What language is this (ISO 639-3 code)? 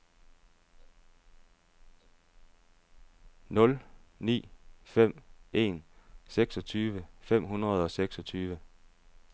dan